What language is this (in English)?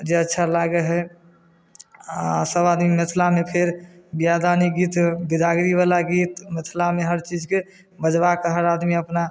Maithili